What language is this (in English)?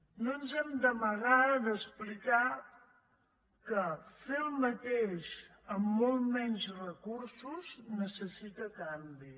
Catalan